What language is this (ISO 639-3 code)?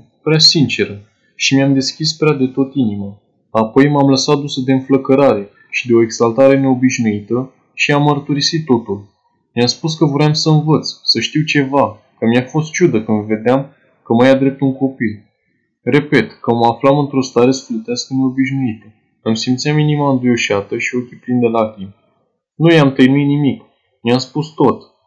ron